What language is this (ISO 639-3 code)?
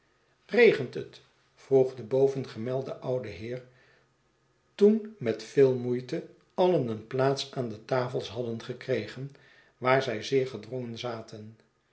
nld